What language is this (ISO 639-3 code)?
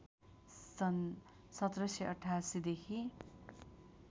nep